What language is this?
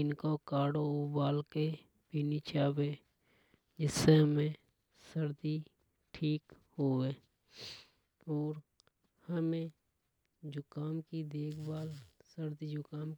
Hadothi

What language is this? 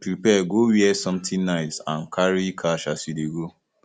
Nigerian Pidgin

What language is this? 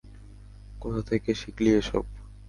Bangla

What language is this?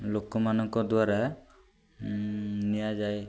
Odia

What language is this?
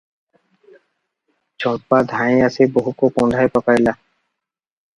Odia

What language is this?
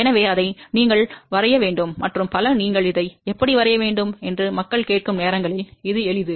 Tamil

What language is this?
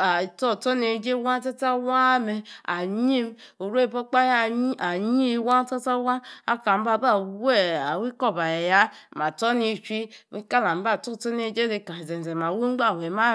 Yace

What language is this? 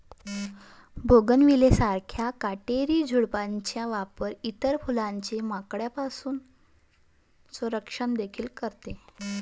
Marathi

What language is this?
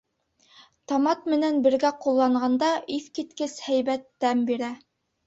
Bashkir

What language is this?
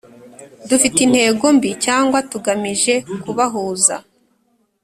Kinyarwanda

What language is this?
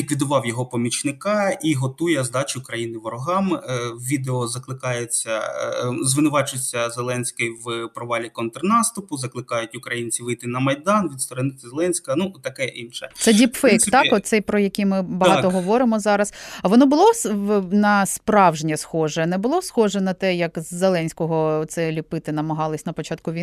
Ukrainian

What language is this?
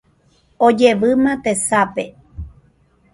Guarani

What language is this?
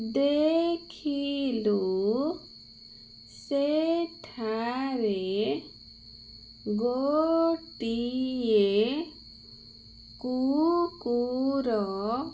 Odia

